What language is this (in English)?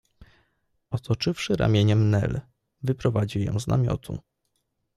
Polish